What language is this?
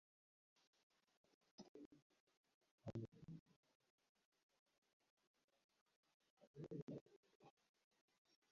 Uzbek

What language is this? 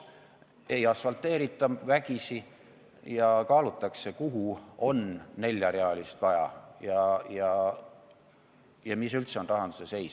Estonian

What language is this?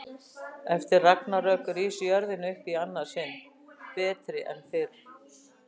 Icelandic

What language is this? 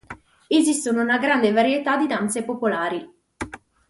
Italian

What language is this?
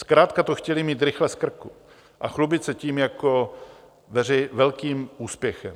Czech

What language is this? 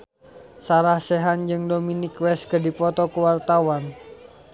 Sundanese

